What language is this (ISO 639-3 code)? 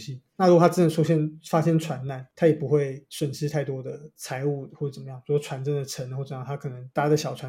zho